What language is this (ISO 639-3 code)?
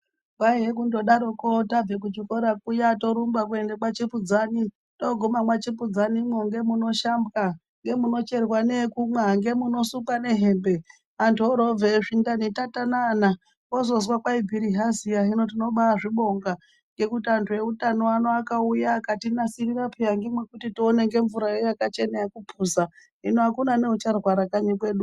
ndc